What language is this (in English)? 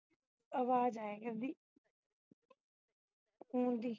Punjabi